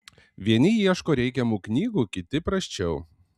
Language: Lithuanian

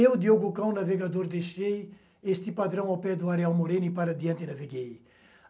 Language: Portuguese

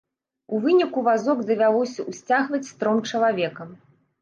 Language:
Belarusian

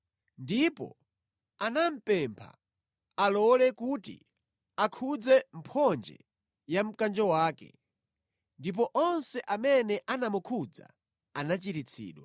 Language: Nyanja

